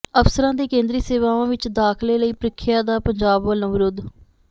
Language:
Punjabi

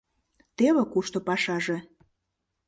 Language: Mari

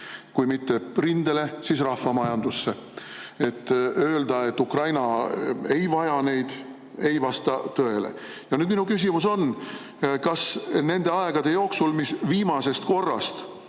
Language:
Estonian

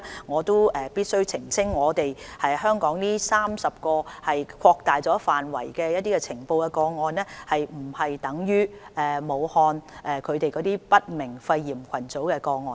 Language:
Cantonese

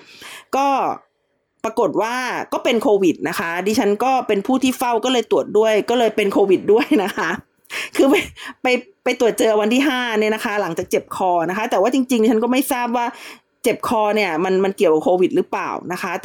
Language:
Thai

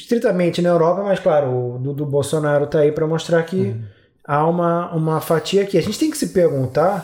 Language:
Portuguese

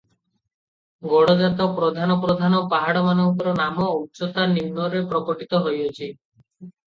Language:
Odia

